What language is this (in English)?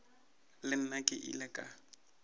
Northern Sotho